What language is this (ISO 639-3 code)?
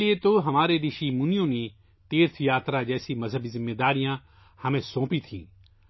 urd